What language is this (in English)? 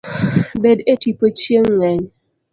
Luo (Kenya and Tanzania)